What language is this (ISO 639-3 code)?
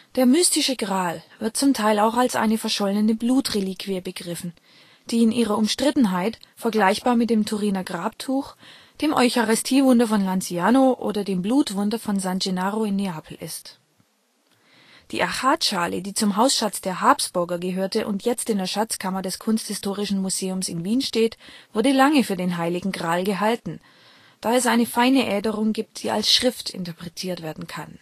deu